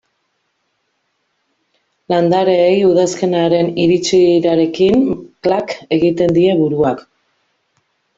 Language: Basque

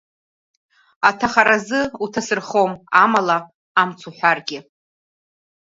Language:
Abkhazian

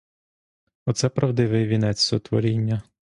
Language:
Ukrainian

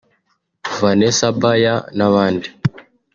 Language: Kinyarwanda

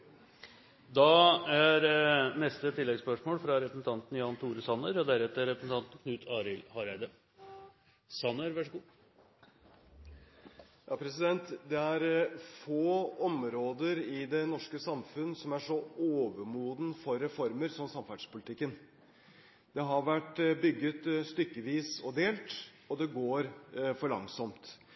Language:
Norwegian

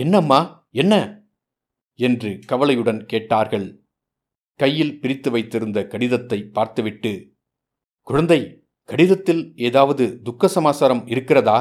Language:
Tamil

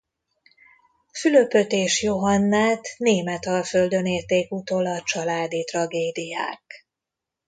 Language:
Hungarian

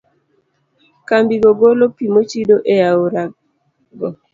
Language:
Luo (Kenya and Tanzania)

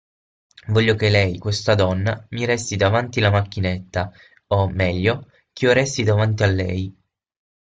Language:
Italian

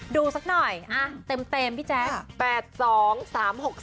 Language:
Thai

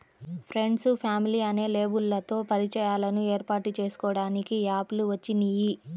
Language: Telugu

